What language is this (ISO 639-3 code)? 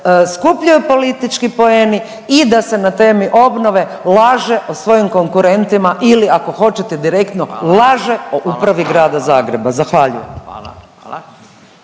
hrv